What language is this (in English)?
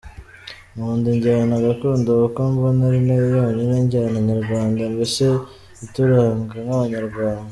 Kinyarwanda